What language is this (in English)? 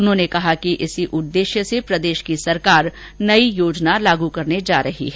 Hindi